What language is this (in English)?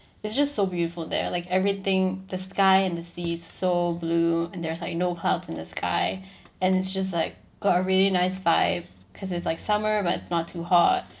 English